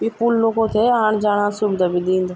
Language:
Garhwali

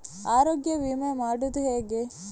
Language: Kannada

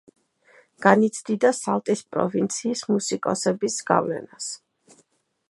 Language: Georgian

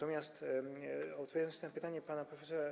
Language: Polish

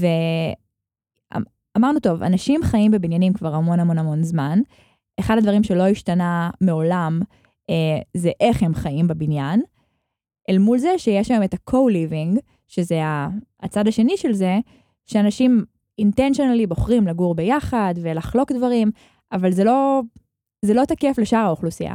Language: Hebrew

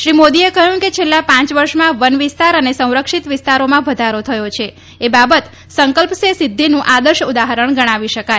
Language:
Gujarati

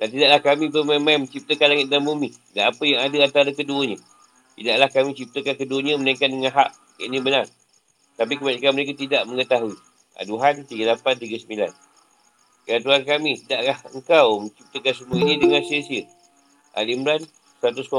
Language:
Malay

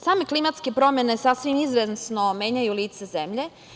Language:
Serbian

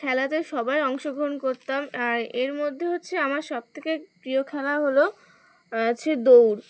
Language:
Bangla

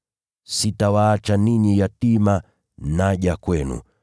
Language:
Swahili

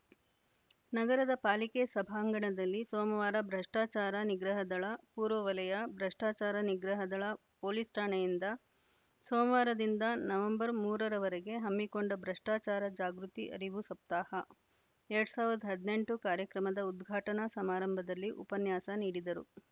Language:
Kannada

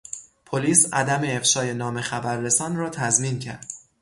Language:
Persian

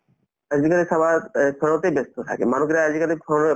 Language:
Assamese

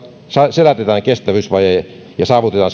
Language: Finnish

